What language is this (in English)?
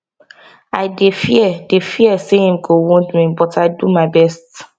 Nigerian Pidgin